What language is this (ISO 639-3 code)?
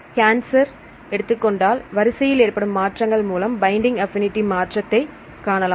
tam